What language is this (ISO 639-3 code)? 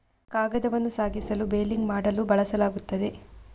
kan